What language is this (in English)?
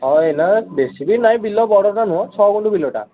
Odia